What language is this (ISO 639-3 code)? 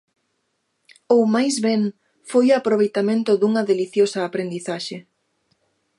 glg